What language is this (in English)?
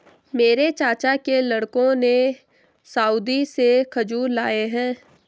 Hindi